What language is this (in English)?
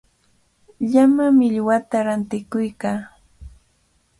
Cajatambo North Lima Quechua